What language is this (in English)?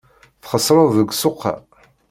Kabyle